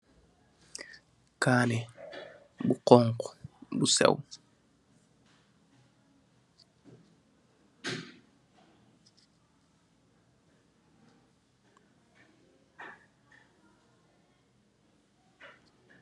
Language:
Wolof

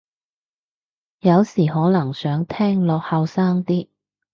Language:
Cantonese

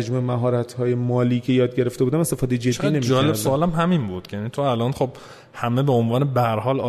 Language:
Persian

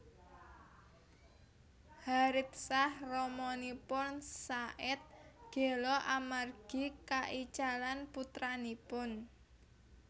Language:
Javanese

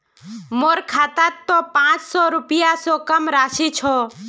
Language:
Magahi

